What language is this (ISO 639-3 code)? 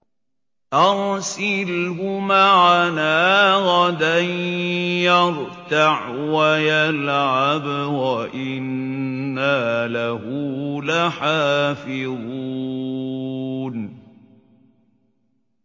ara